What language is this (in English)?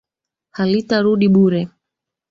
Swahili